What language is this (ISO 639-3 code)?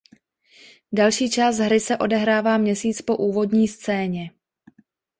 ces